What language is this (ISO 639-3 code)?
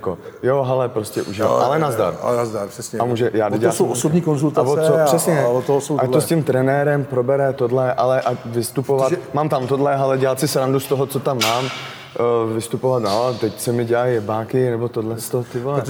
ces